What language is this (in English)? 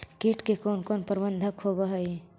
Magahi